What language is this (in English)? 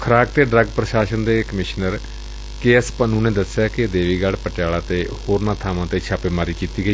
Punjabi